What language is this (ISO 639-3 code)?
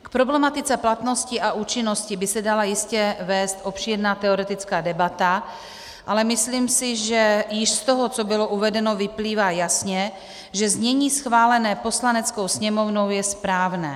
ces